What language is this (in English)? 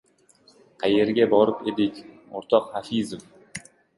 Uzbek